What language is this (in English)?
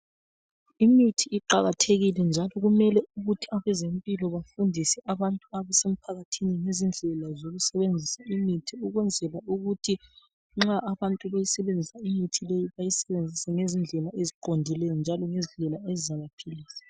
North Ndebele